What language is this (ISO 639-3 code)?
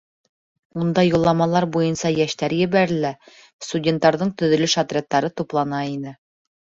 bak